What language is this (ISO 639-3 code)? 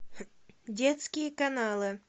rus